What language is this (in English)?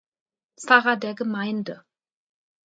German